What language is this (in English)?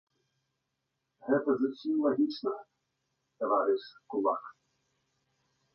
Belarusian